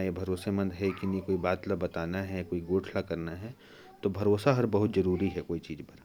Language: Korwa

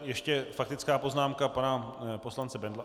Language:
Czech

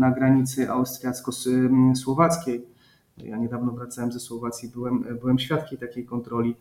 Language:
Polish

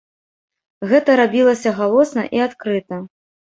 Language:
Belarusian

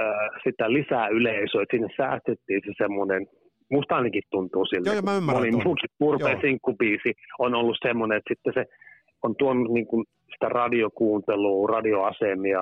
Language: Finnish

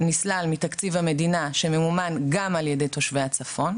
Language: Hebrew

